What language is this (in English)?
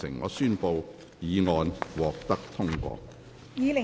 Cantonese